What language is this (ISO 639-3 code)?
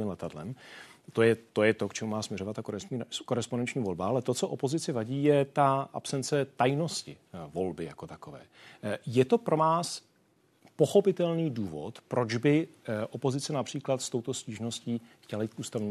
ces